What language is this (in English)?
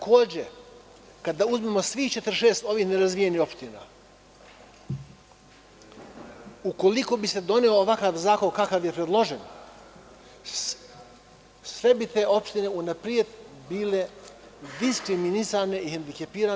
Serbian